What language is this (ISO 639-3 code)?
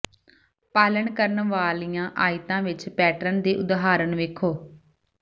pan